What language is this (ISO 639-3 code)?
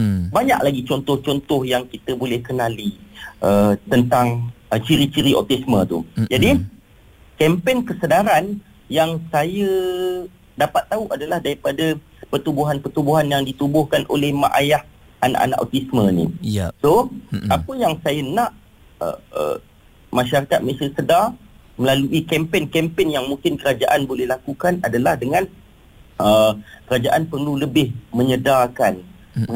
msa